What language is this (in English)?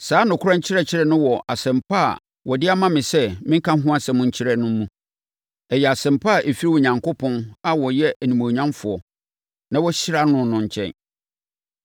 Akan